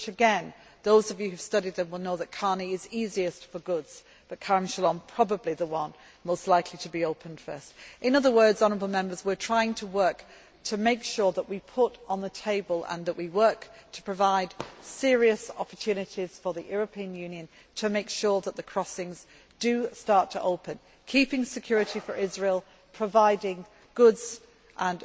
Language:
English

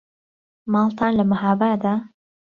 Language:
Central Kurdish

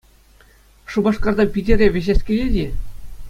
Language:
Chuvash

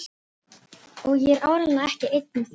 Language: Icelandic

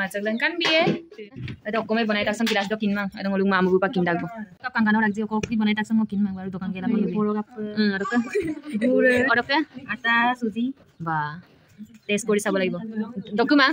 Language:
Indonesian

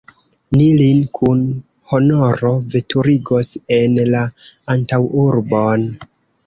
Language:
Esperanto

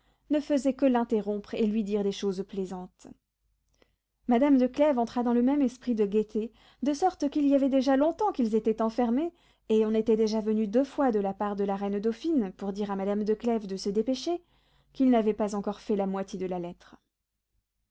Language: French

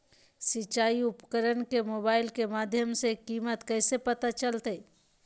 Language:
Magahi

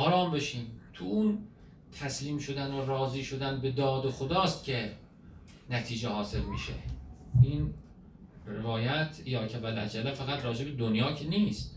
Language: Persian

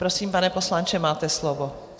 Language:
Czech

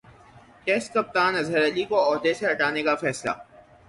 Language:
Urdu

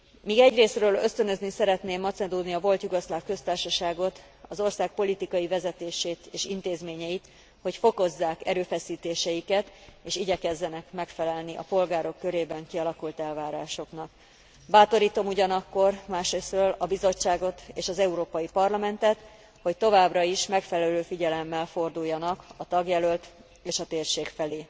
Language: Hungarian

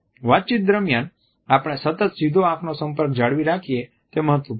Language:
Gujarati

